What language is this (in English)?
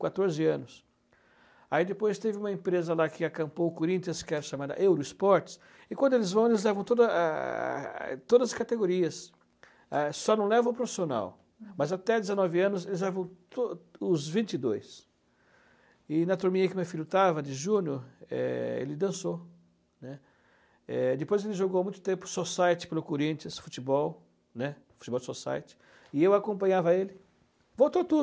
Portuguese